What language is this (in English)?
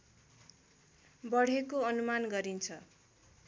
Nepali